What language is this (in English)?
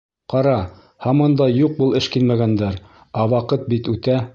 Bashkir